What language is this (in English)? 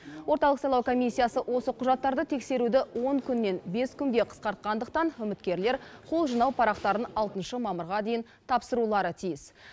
Kazakh